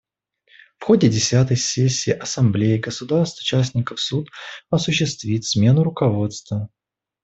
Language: Russian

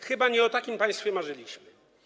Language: Polish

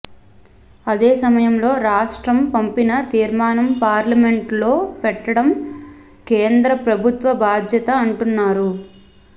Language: Telugu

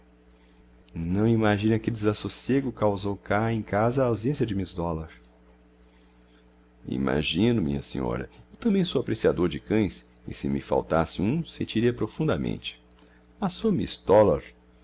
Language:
Portuguese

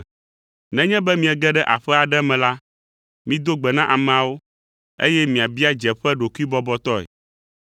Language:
Ewe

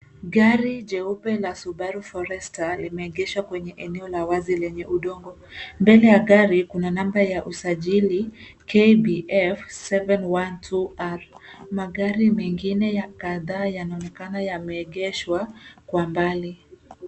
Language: Swahili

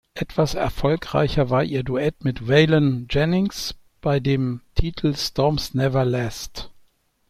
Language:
German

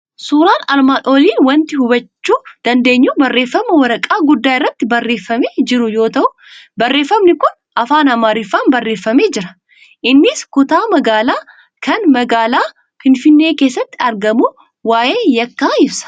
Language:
Oromo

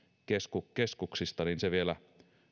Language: Finnish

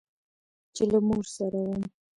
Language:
Pashto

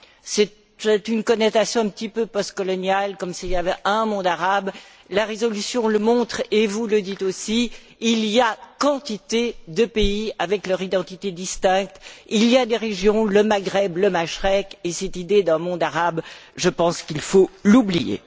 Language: French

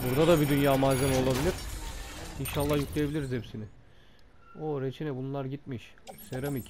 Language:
Turkish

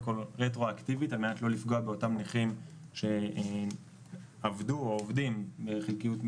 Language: Hebrew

